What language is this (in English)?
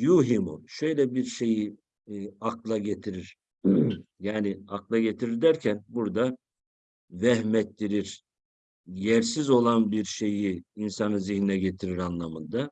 Turkish